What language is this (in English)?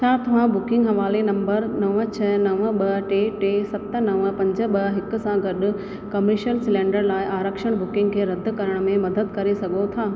Sindhi